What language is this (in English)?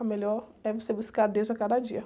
Portuguese